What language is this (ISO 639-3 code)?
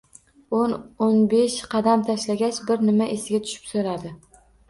uzb